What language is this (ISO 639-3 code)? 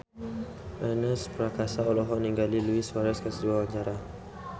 sun